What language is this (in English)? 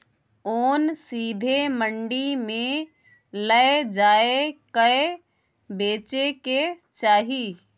Maithili